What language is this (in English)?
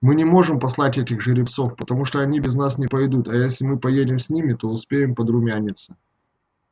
Russian